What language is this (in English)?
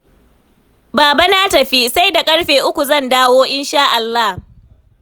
Hausa